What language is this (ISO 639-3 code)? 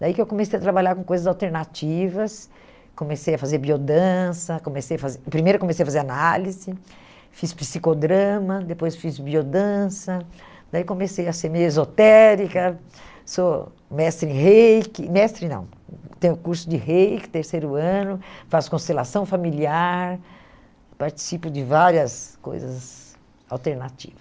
por